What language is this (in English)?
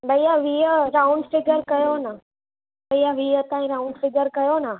Sindhi